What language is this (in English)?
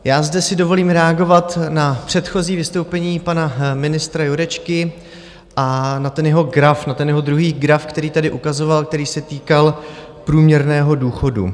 Czech